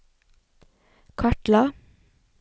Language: Norwegian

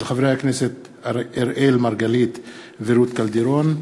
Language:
Hebrew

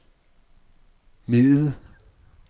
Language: Danish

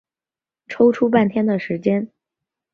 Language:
Chinese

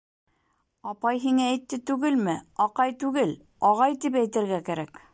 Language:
Bashkir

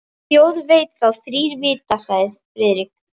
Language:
Icelandic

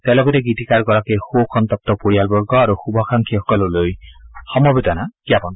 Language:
Assamese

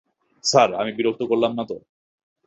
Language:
Bangla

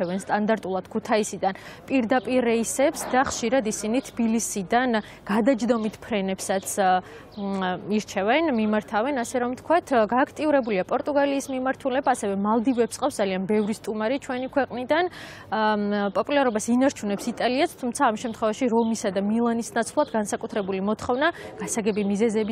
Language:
Romanian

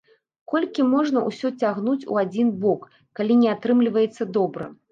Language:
Belarusian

